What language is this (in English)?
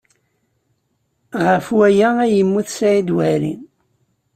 Kabyle